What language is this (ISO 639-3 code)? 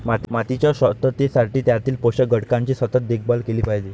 mar